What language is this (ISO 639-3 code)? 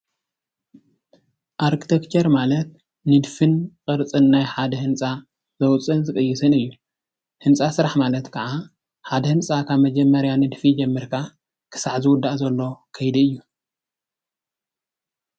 tir